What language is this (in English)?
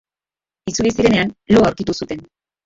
Basque